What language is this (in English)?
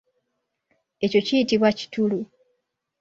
Ganda